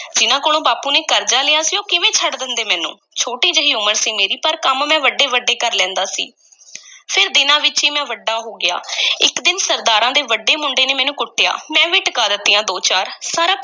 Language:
Punjabi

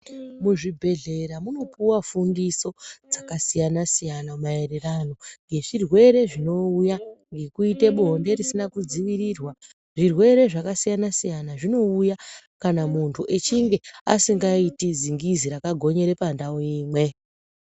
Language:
Ndau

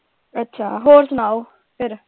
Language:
Punjabi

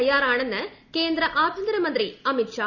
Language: Malayalam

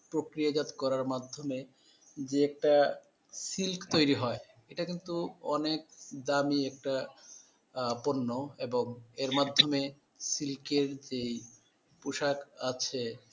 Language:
Bangla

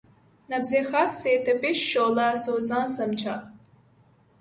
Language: Urdu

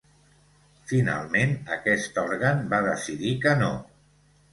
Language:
Catalan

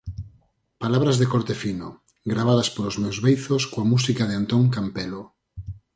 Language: Galician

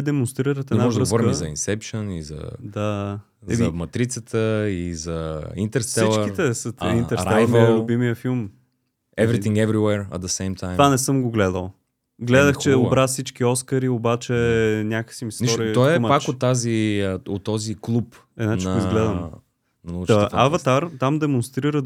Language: Bulgarian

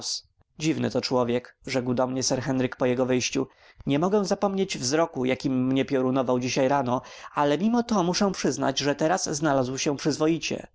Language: Polish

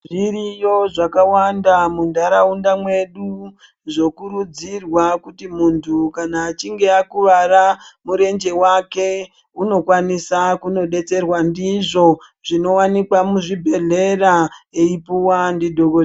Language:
Ndau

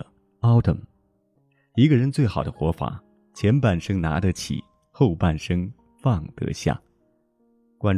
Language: Chinese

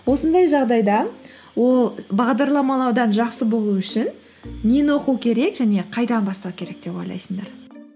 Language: Kazakh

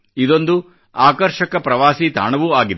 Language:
Kannada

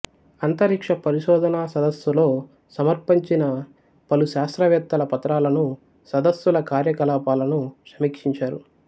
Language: Telugu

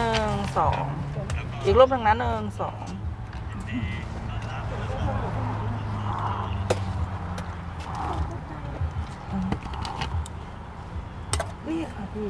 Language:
Thai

